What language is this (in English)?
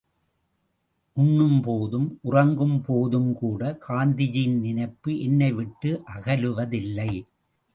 Tamil